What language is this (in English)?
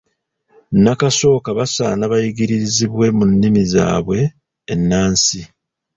Ganda